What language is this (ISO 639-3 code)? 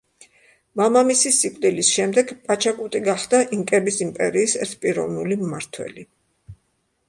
kat